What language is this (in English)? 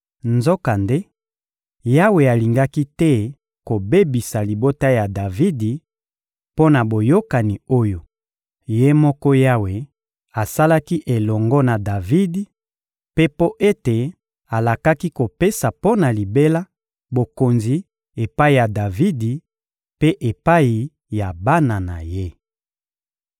Lingala